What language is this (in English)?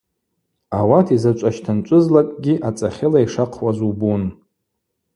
Abaza